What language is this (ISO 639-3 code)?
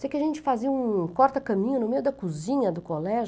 por